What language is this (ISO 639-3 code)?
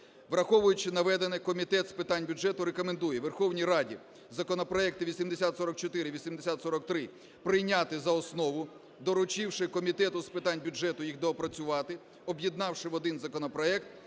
ukr